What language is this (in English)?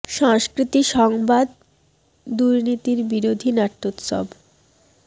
Bangla